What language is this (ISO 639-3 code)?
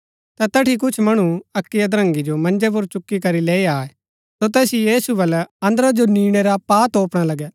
gbk